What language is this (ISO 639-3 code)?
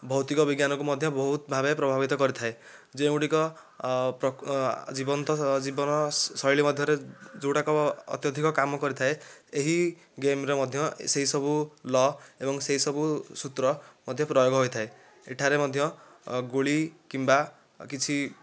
ori